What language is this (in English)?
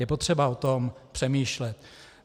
Czech